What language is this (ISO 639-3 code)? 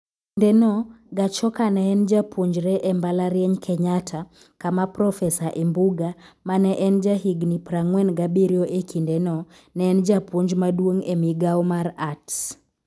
luo